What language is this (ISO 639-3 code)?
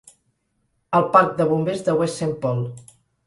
cat